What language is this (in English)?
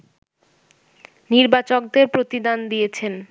Bangla